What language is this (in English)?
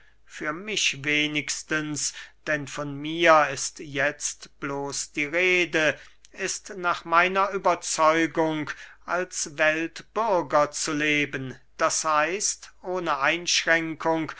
German